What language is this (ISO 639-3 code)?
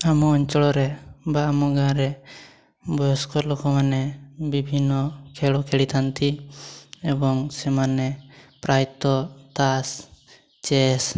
ori